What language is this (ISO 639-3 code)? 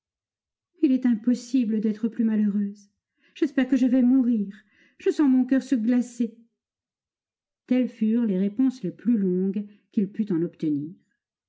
fra